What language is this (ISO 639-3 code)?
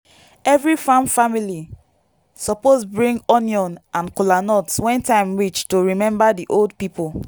pcm